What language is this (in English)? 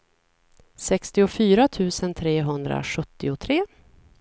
Swedish